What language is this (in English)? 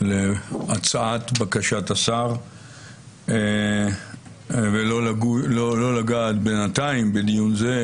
Hebrew